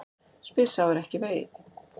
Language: Icelandic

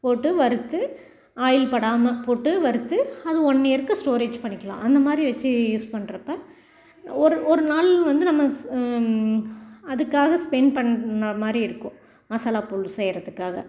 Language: Tamil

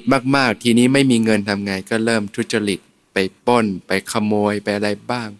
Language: Thai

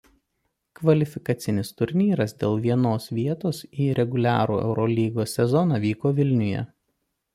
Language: Lithuanian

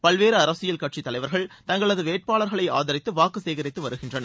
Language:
Tamil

